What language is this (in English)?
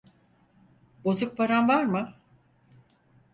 Turkish